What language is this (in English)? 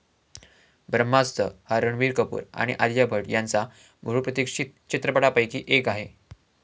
Marathi